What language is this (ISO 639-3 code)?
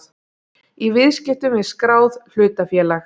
isl